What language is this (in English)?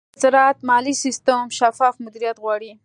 Pashto